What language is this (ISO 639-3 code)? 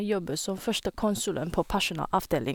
nor